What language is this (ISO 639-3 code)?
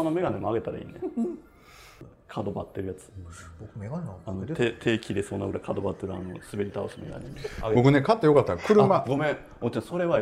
jpn